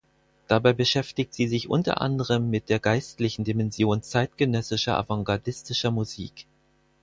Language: German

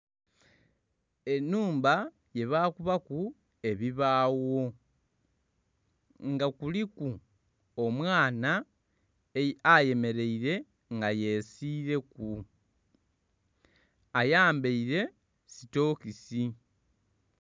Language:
Soga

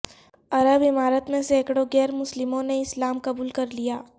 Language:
Urdu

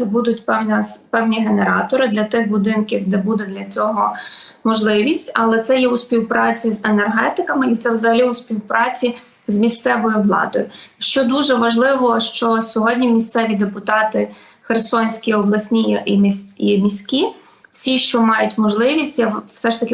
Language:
Ukrainian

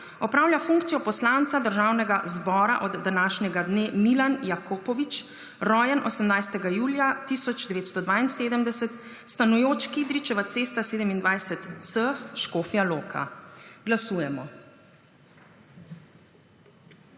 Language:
Slovenian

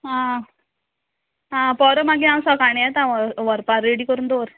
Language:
Konkani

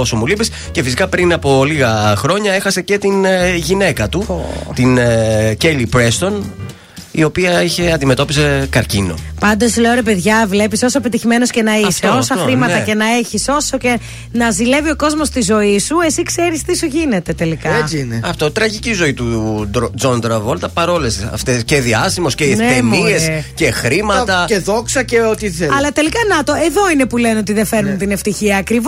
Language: Greek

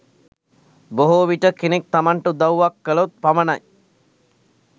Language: Sinhala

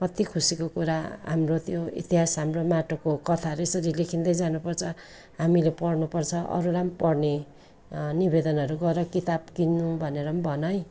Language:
Nepali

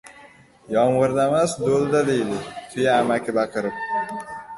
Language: Uzbek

